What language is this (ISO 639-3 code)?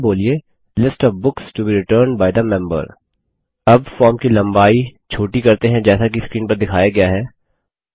hin